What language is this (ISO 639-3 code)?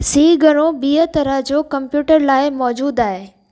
snd